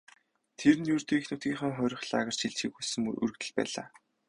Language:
Mongolian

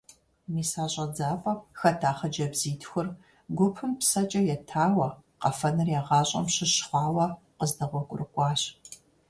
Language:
Kabardian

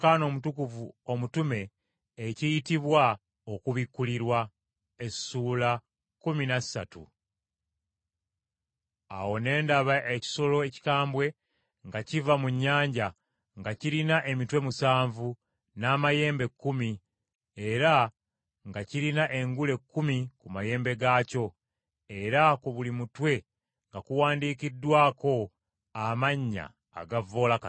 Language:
Ganda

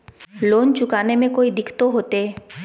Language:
Magahi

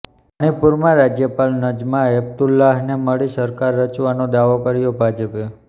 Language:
Gujarati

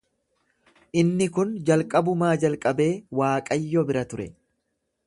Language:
Oromo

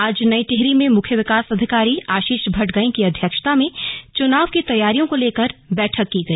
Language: Hindi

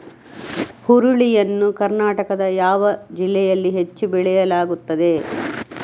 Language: Kannada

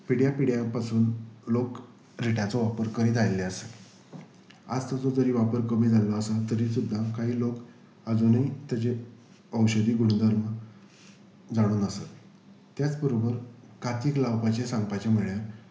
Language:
Konkani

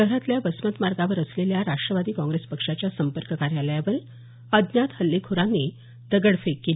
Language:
Marathi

